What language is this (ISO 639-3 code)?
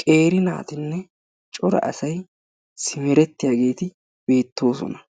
wal